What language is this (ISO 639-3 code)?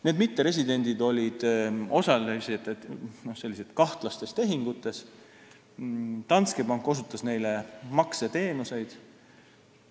est